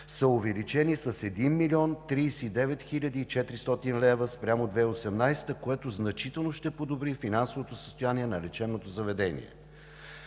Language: Bulgarian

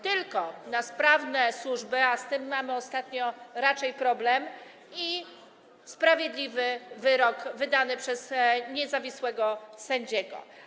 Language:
Polish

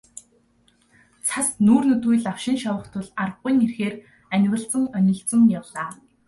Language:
Mongolian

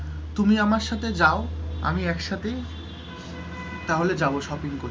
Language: Bangla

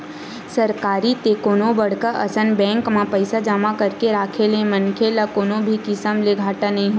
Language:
Chhattisgarhi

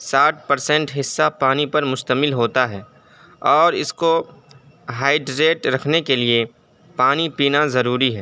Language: Urdu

